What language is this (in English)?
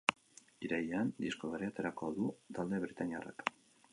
Basque